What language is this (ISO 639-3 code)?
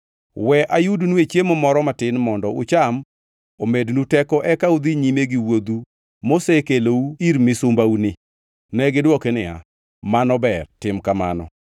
luo